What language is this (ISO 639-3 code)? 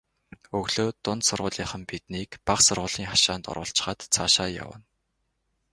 mon